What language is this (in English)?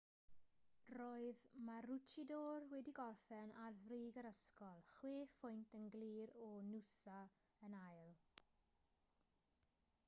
Welsh